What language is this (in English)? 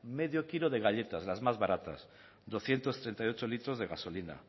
Spanish